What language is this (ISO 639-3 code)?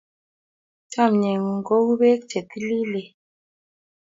kln